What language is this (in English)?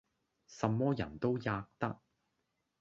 Cantonese